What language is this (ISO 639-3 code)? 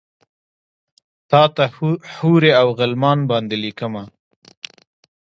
pus